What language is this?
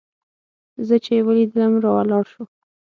Pashto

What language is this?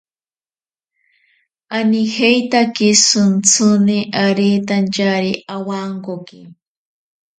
Ashéninka Perené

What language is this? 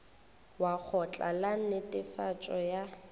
Northern Sotho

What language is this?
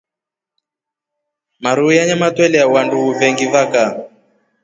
Rombo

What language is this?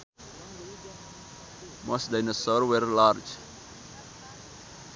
Sundanese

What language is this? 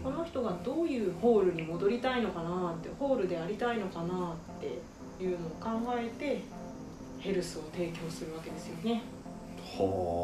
Japanese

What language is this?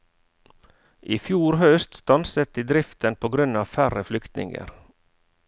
Norwegian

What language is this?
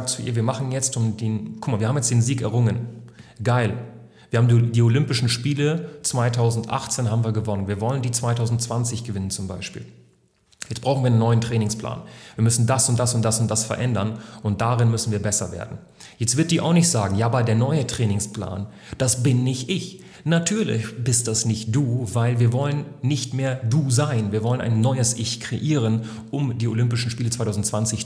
German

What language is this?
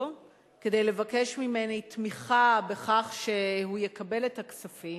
Hebrew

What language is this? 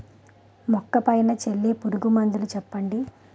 Telugu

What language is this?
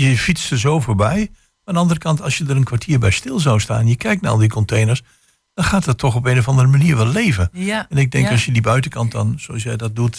Dutch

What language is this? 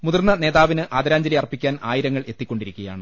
Malayalam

